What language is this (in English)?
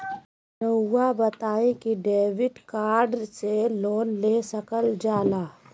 Magahi